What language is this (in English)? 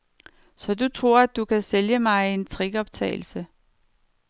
Danish